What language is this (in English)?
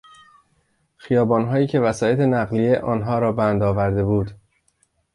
Persian